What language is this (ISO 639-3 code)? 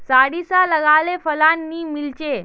mag